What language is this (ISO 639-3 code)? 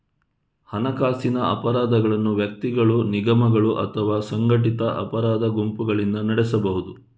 kan